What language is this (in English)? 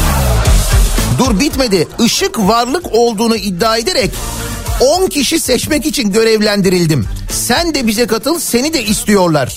Turkish